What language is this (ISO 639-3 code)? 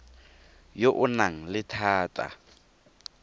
tsn